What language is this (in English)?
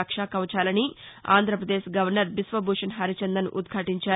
Telugu